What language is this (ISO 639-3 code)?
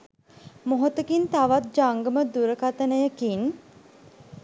sin